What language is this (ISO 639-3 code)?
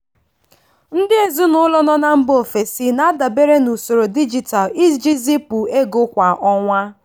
ibo